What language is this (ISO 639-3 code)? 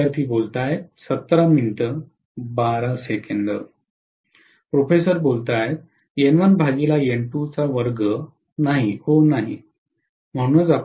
mar